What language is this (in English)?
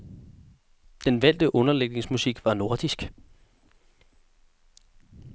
Danish